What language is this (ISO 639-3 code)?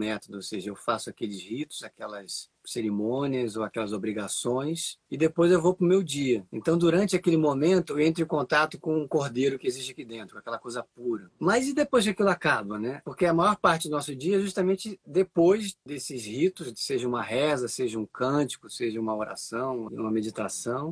por